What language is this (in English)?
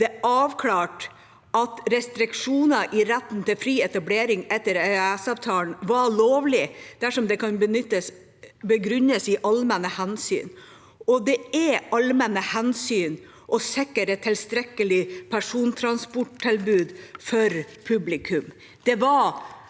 Norwegian